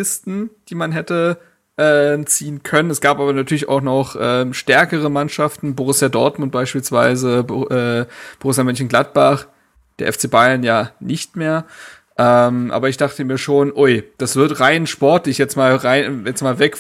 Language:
German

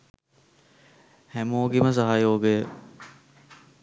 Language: Sinhala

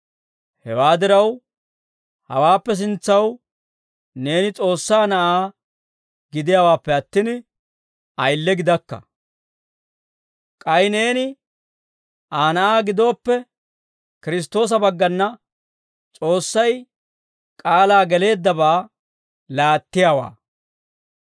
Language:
Dawro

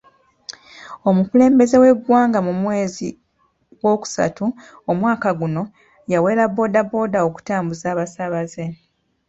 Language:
Ganda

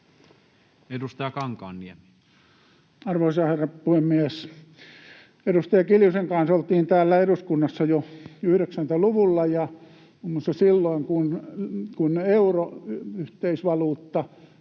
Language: Finnish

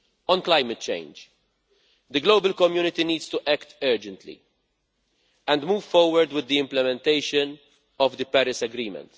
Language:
English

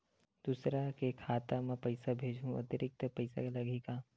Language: Chhattisgarhi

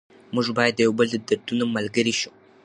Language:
Pashto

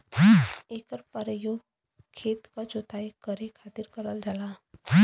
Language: Bhojpuri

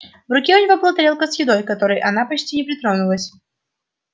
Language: Russian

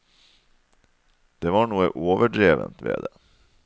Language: Norwegian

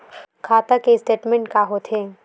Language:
Chhattisgarhi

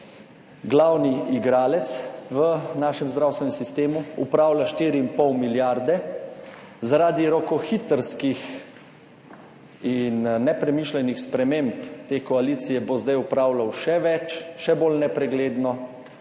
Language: Slovenian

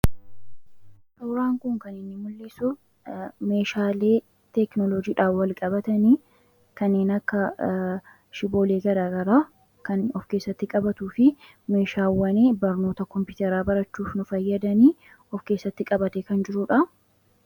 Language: Oromo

